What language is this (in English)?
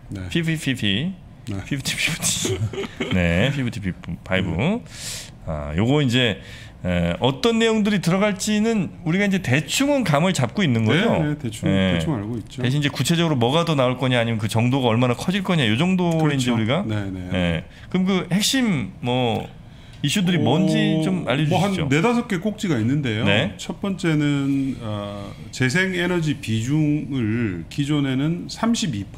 Korean